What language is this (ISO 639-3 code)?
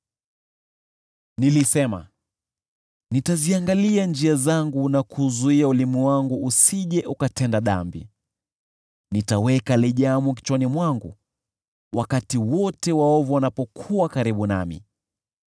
swa